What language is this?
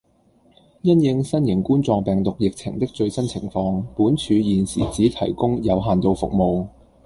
Cantonese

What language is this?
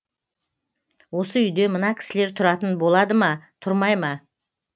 Kazakh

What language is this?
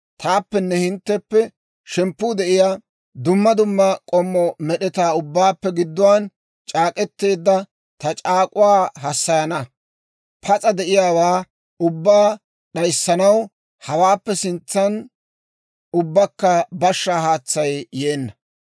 Dawro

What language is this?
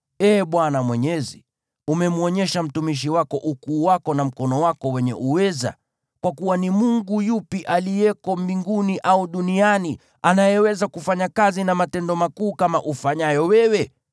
Swahili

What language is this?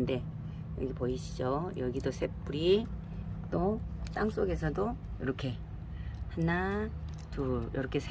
Korean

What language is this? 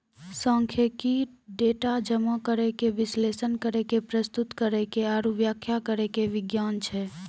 Maithili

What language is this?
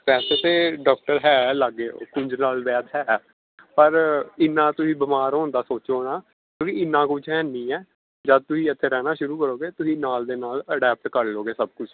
Punjabi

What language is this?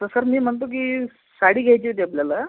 Marathi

